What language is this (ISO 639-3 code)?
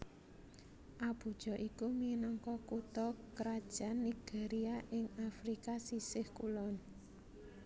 jav